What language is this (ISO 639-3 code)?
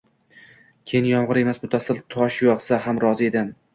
uzb